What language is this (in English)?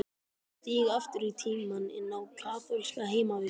Icelandic